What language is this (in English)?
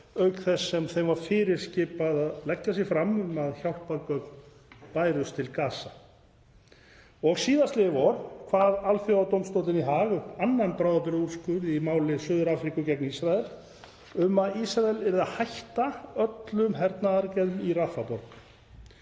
Icelandic